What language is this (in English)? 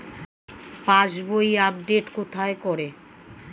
Bangla